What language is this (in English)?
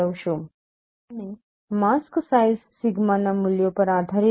Gujarati